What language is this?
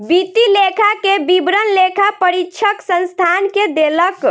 Maithili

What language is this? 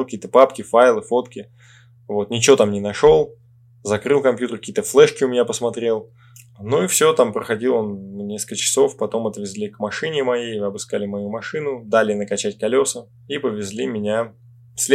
Russian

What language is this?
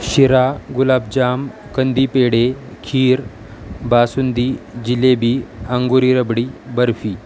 Marathi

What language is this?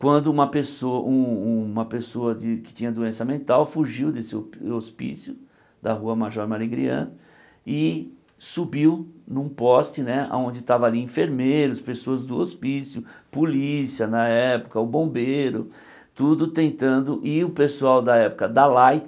Portuguese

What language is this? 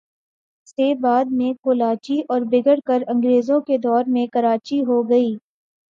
Urdu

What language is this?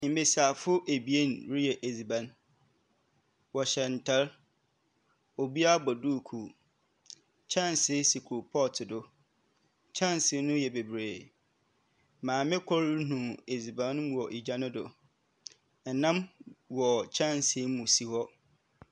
Akan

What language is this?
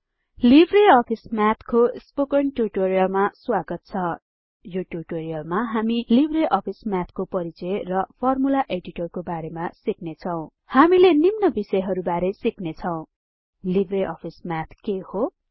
Nepali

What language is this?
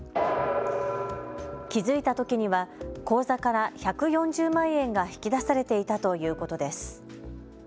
Japanese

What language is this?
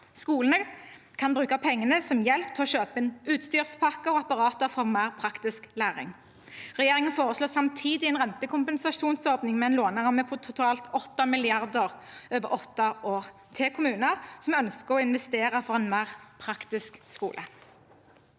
Norwegian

